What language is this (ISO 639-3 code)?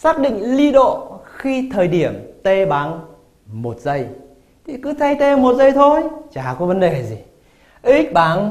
vie